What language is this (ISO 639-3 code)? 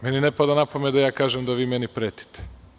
srp